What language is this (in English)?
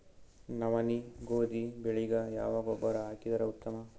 Kannada